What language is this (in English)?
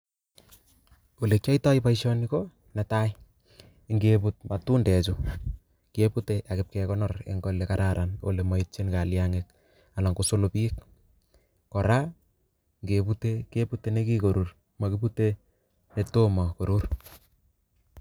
Kalenjin